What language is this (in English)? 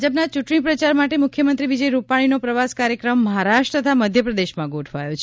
Gujarati